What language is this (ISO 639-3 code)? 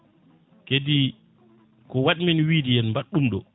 ful